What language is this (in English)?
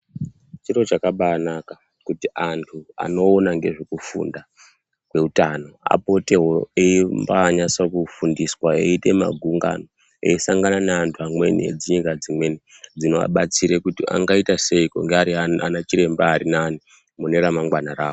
Ndau